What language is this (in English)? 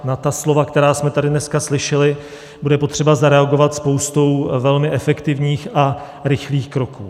Czech